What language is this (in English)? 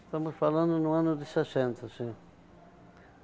Portuguese